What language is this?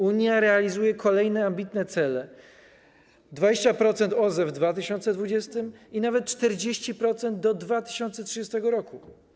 Polish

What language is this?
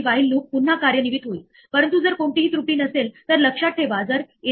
Marathi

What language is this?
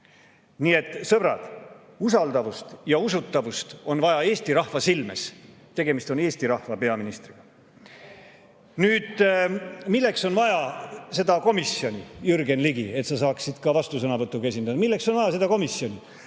Estonian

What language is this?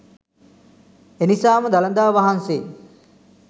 Sinhala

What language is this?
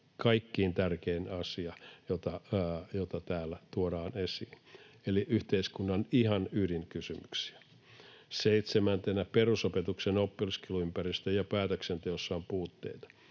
Finnish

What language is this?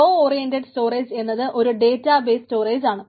Malayalam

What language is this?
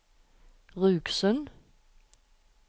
Norwegian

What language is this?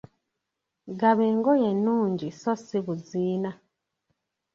Ganda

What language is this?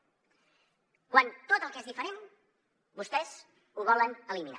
Catalan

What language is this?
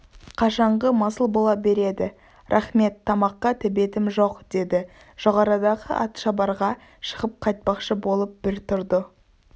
Kazakh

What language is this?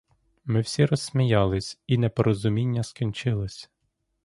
Ukrainian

